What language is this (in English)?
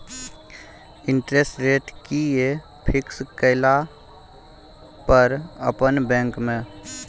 Maithili